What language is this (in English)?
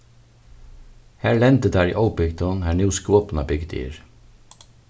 Faroese